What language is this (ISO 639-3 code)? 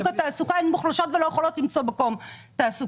heb